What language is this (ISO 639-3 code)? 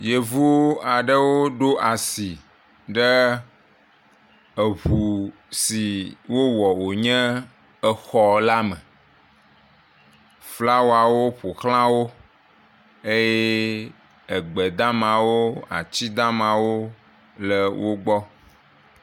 ewe